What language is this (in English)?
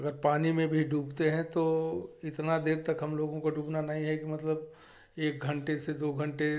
Hindi